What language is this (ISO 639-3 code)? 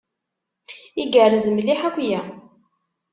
kab